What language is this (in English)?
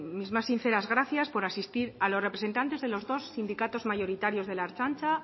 Spanish